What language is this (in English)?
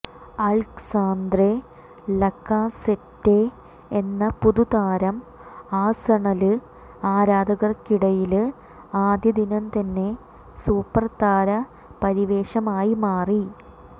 Malayalam